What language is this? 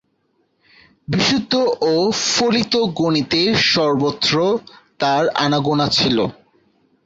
Bangla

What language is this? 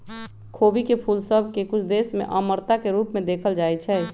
Magahi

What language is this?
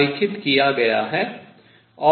Hindi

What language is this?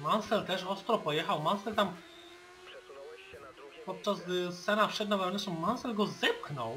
Polish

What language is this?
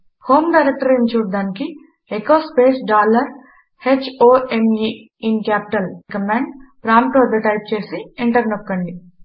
Telugu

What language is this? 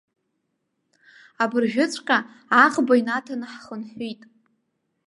Abkhazian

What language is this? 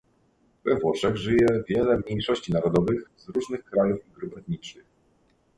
Polish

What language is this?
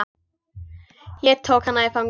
Icelandic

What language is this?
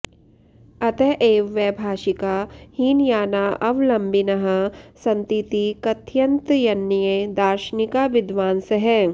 Sanskrit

